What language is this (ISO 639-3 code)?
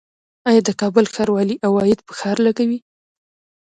pus